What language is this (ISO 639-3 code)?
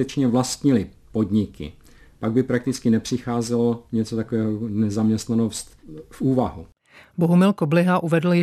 ces